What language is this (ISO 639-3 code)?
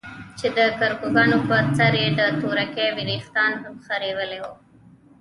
pus